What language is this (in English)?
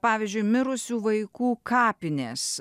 Lithuanian